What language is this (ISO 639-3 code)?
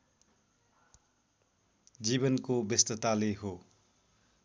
nep